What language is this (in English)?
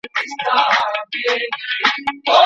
Pashto